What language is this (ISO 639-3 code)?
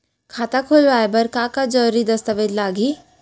hne